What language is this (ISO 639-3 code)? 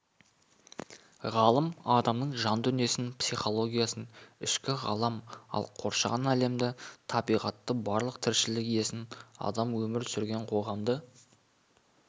kaz